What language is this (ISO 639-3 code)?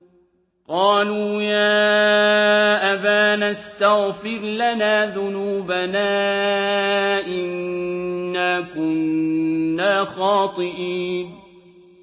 ara